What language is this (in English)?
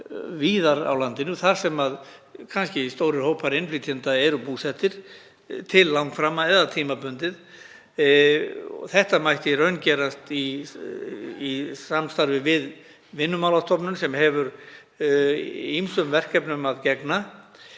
Icelandic